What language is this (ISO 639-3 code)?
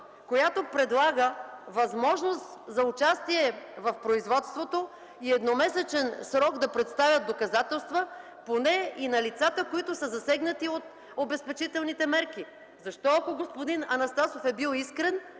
bul